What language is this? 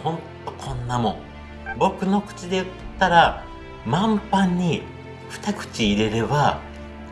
Japanese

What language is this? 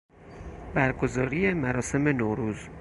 Persian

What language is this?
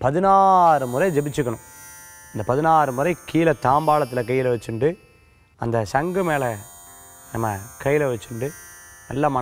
Hindi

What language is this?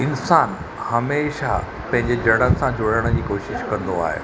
Sindhi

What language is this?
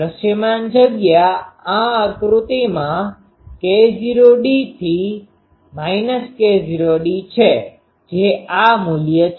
Gujarati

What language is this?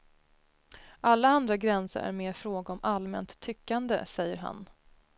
Swedish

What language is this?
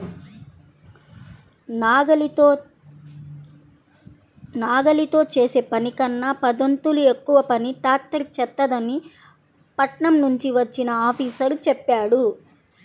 Telugu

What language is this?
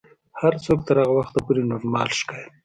Pashto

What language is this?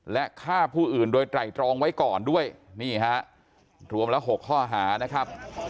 Thai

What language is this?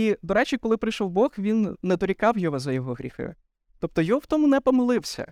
Ukrainian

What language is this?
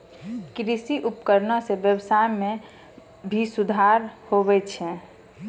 Maithili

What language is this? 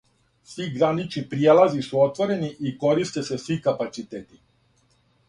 Serbian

